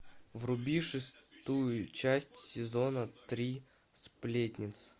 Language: Russian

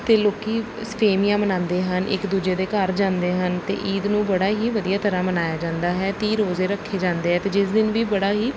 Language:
Punjabi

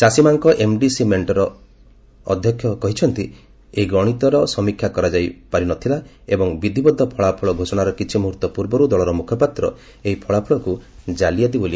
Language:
Odia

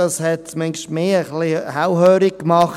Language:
Swiss German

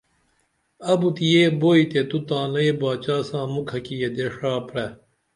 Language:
Dameli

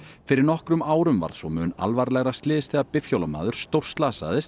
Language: Icelandic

